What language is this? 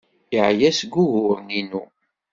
Kabyle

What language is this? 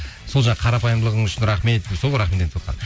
Kazakh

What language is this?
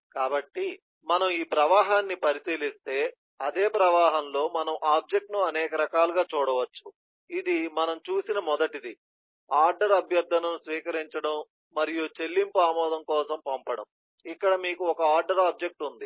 Telugu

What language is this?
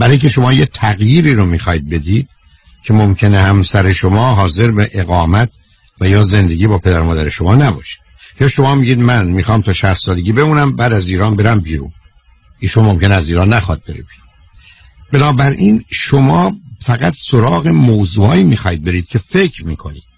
Persian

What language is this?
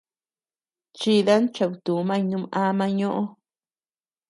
Tepeuxila Cuicatec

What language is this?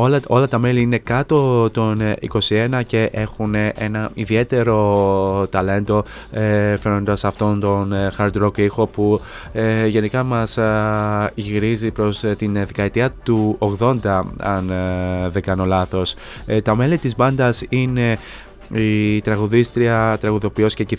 Greek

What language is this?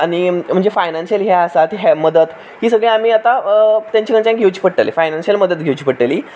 Konkani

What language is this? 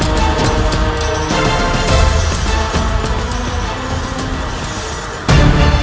Indonesian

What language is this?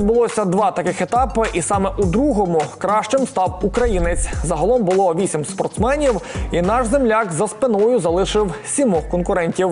Ukrainian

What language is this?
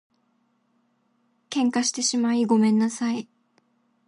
Japanese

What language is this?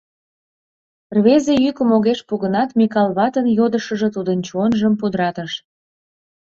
Mari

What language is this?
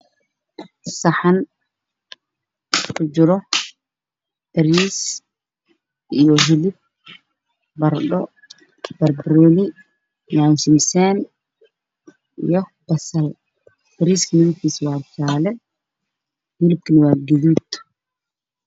Somali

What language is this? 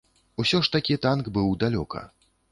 Belarusian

